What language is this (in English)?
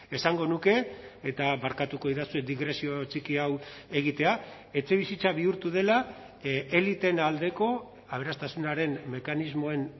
Basque